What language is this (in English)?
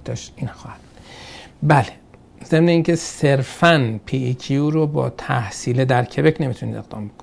Persian